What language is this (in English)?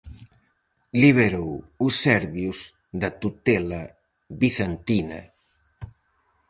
Galician